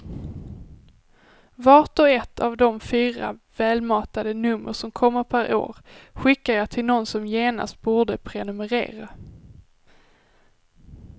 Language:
Swedish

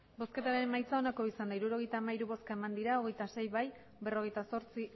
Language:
Basque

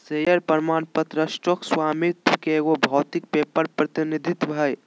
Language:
Magahi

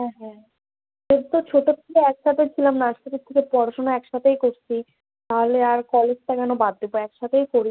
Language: Bangla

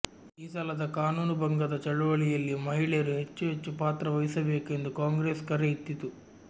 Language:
Kannada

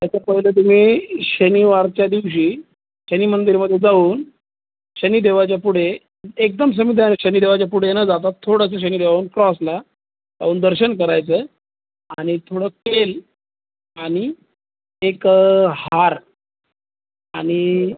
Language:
Marathi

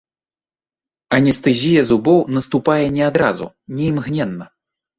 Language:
Belarusian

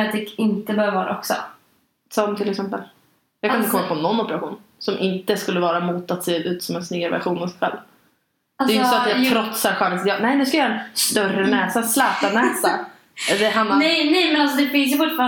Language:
Swedish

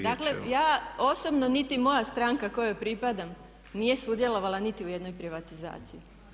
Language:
Croatian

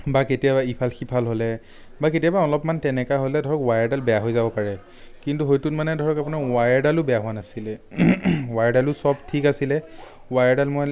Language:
Assamese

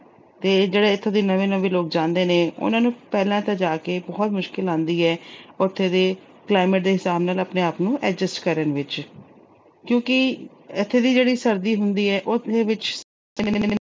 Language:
Punjabi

